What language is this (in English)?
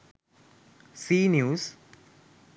Sinhala